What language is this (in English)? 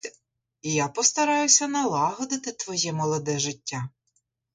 Ukrainian